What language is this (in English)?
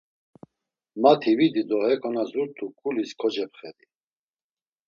Laz